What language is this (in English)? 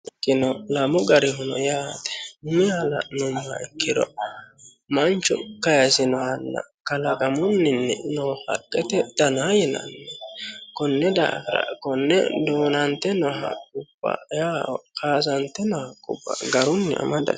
Sidamo